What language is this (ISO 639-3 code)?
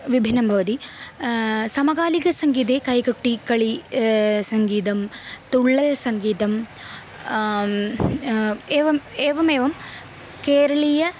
san